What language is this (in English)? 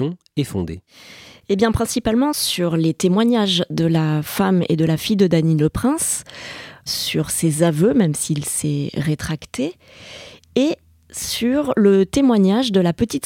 French